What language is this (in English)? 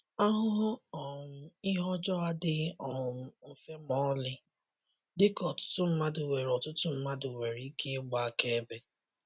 Igbo